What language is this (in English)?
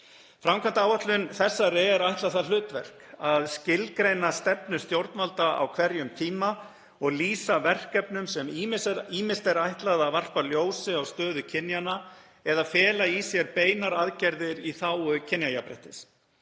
Icelandic